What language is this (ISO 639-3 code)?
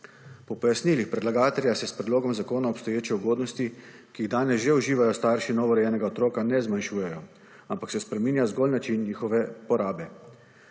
slv